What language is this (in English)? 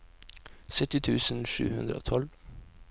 Norwegian